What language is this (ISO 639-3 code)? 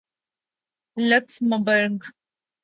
urd